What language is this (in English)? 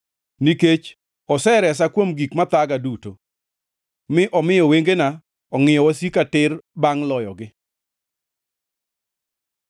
Luo (Kenya and Tanzania)